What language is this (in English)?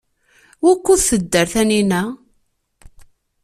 Kabyle